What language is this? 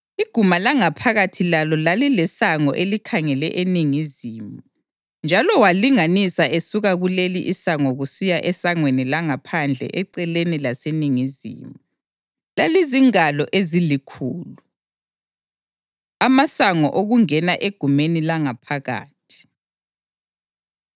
North Ndebele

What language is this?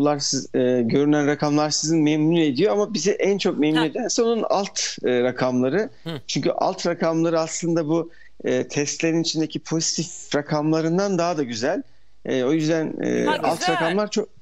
Turkish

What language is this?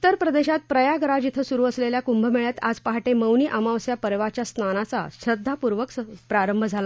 Marathi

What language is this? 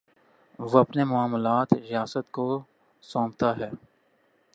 Urdu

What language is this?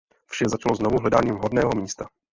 Czech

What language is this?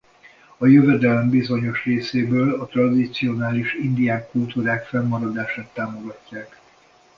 Hungarian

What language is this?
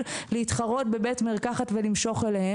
Hebrew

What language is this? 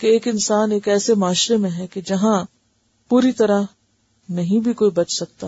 Urdu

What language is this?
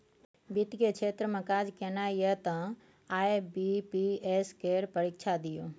Maithili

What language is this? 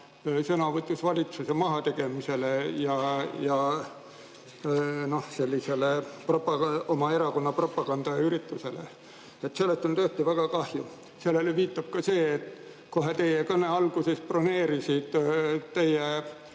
Estonian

